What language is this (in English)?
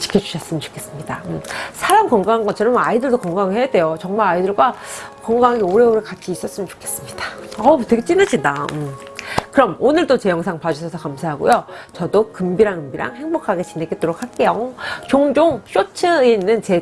Korean